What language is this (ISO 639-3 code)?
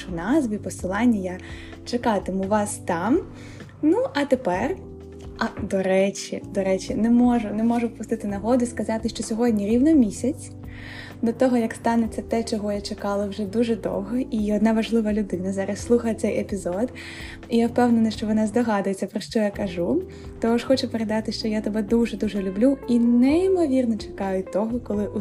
ukr